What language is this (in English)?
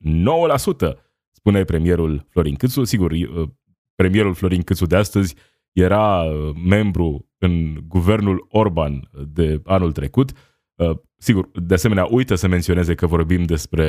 Romanian